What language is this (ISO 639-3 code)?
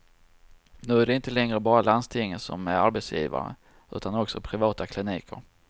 swe